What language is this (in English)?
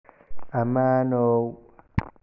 Somali